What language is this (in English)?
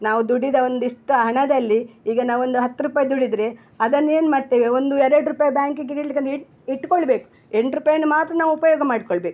Kannada